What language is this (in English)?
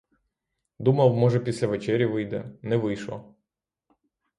Ukrainian